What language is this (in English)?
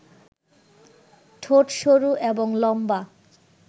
Bangla